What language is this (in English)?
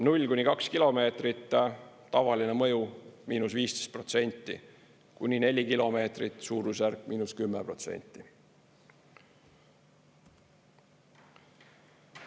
Estonian